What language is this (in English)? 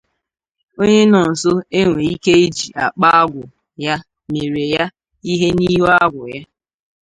Igbo